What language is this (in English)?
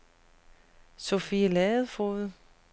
Danish